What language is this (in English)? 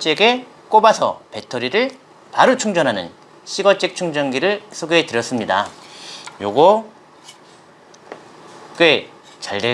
Korean